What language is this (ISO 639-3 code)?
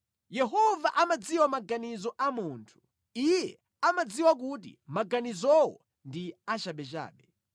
nya